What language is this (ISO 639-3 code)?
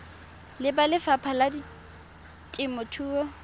tsn